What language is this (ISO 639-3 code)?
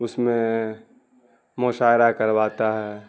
urd